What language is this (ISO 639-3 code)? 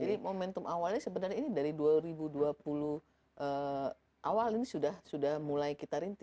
ind